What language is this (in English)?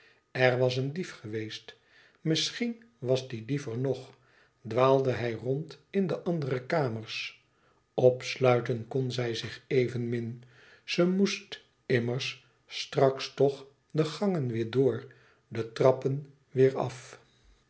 Dutch